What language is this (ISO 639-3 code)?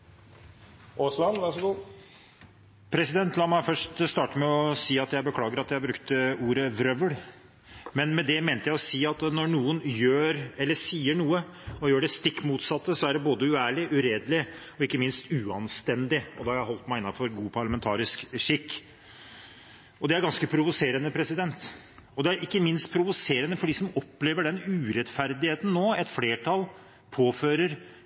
nor